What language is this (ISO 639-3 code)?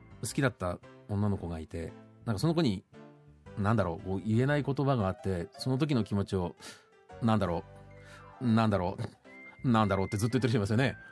jpn